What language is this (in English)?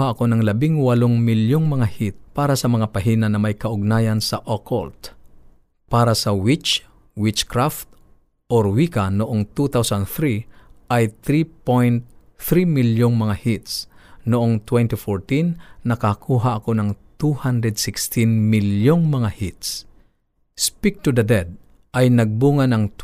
Filipino